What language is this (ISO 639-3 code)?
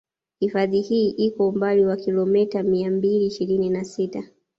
swa